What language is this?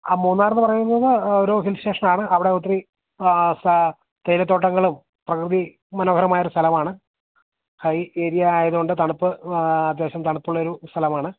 Malayalam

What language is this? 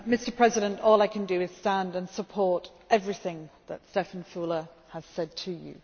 English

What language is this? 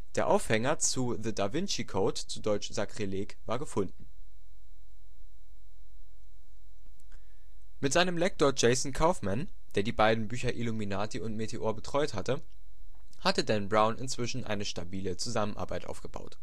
German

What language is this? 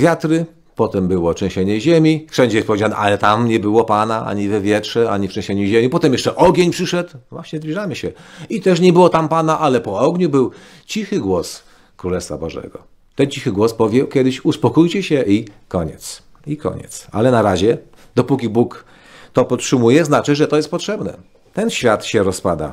Polish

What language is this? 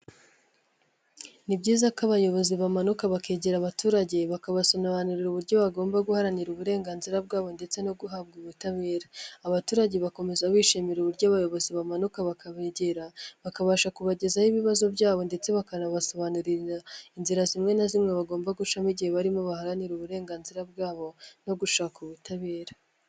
Kinyarwanda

